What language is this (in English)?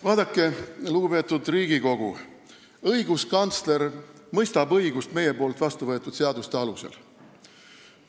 Estonian